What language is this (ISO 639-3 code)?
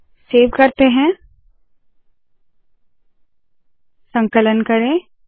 hin